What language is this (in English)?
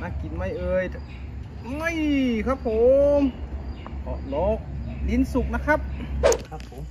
Thai